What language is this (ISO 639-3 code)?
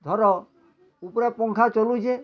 ori